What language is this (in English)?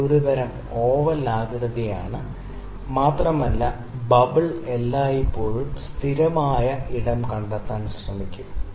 Malayalam